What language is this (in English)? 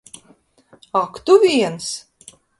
Latvian